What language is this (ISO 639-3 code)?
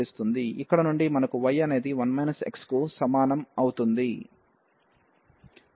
tel